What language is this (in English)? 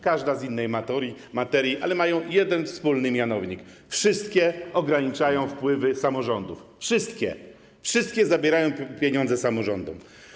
Polish